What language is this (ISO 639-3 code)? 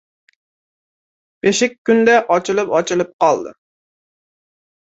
uzb